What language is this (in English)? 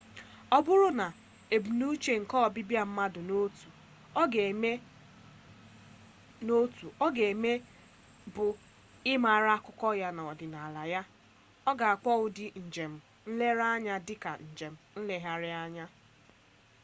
Igbo